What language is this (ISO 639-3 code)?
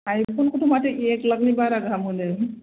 brx